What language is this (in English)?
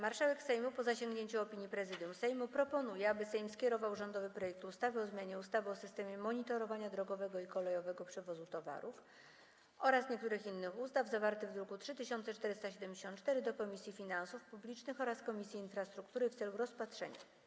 Polish